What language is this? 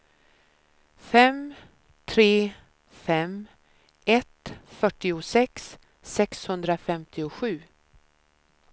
Swedish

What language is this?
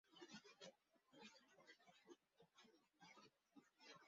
Bangla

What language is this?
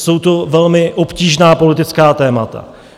Czech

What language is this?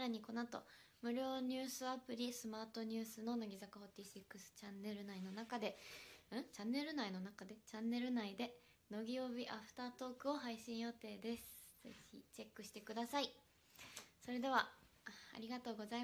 Japanese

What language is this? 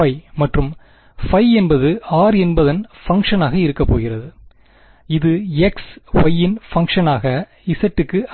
Tamil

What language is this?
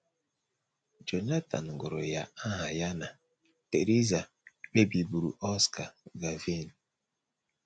Igbo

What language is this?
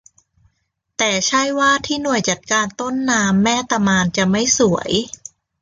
Thai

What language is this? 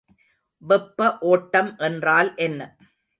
Tamil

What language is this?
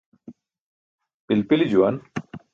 Burushaski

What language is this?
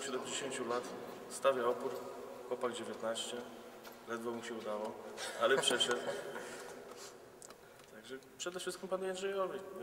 Polish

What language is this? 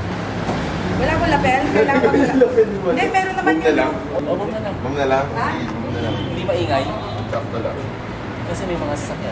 Filipino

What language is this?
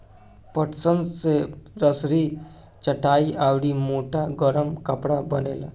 Bhojpuri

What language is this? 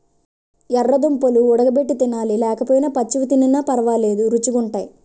Telugu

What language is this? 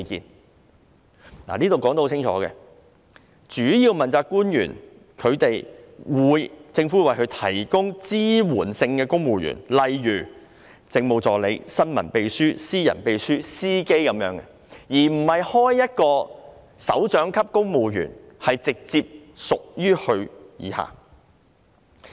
Cantonese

